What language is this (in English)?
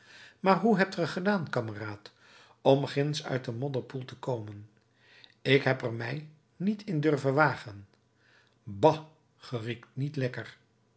Dutch